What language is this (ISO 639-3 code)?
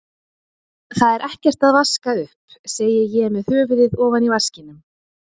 isl